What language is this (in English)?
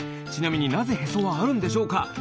Japanese